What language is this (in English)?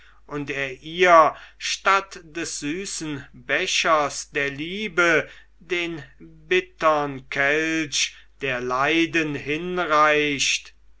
German